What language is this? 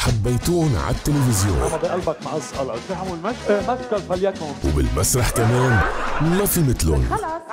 Arabic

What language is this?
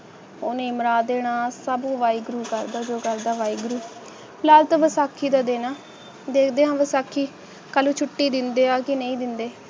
Punjabi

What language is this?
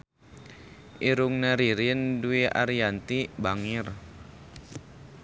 Sundanese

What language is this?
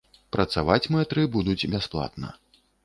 Belarusian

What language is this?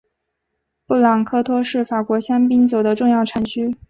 Chinese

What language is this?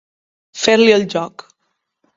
Catalan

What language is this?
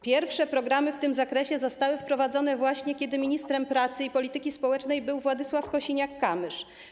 Polish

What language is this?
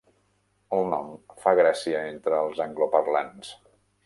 Catalan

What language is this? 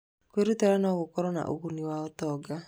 Kikuyu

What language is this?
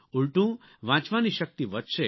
Gujarati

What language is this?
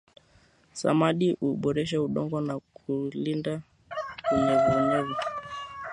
Swahili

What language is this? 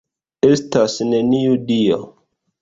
Esperanto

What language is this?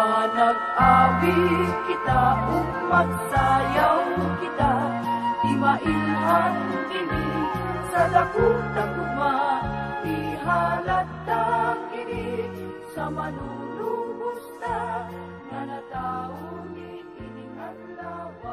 Indonesian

